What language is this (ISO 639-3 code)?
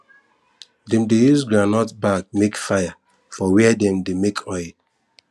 pcm